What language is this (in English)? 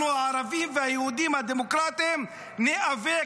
Hebrew